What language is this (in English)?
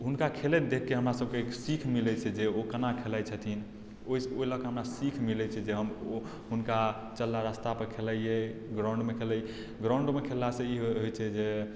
Maithili